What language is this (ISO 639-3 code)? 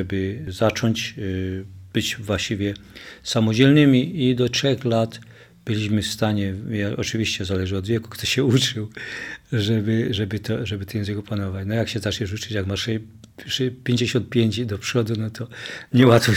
pol